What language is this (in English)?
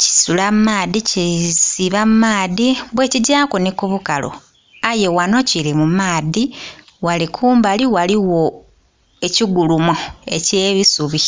Soga